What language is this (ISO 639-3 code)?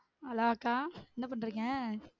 tam